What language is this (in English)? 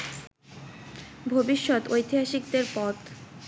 Bangla